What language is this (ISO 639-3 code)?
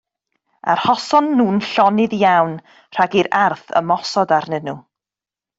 cym